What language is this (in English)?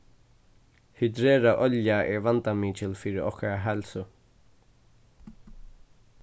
Faroese